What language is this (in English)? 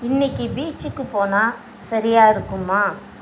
Tamil